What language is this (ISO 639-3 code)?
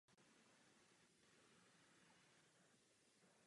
ces